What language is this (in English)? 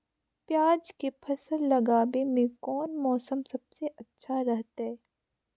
Magahi